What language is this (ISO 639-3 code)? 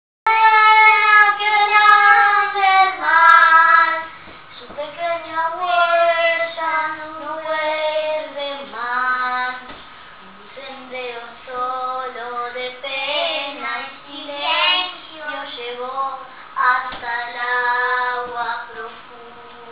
ron